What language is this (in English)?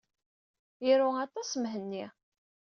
Kabyle